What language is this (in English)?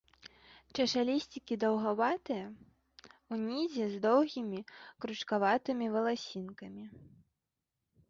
Belarusian